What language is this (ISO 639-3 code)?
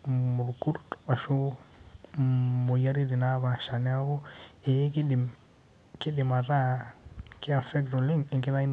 mas